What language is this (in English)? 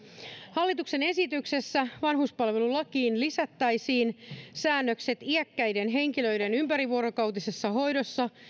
Finnish